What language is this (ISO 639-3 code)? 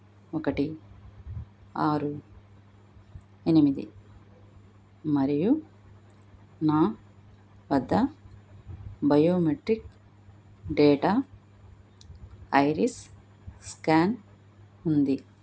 tel